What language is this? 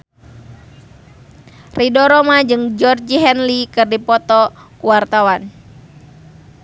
Sundanese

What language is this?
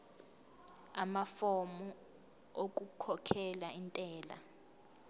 Zulu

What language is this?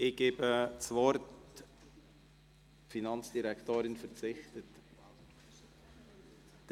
Swiss German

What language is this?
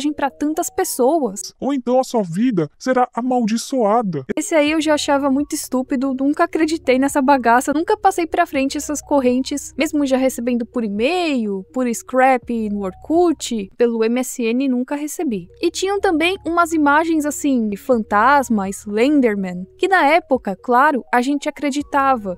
Portuguese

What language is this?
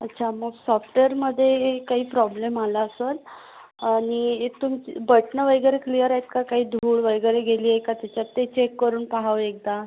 Marathi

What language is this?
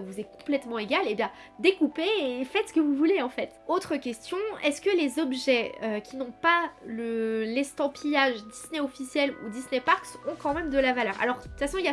French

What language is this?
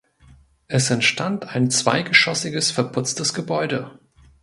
German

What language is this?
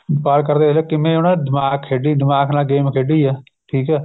Punjabi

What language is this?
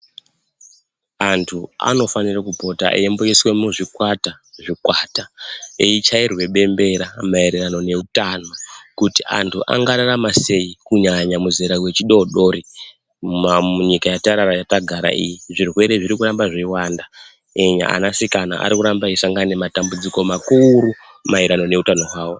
Ndau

